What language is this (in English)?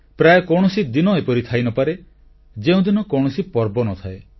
Odia